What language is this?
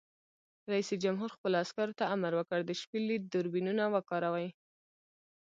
Pashto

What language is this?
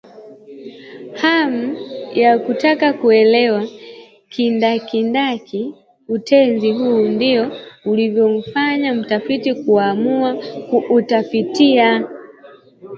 Swahili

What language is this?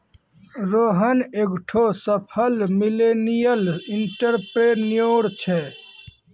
Maithili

